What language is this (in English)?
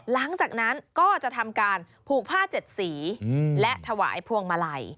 Thai